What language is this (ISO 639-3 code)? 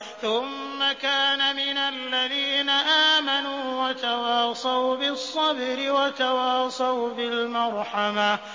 ara